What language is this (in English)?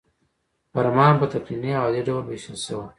Pashto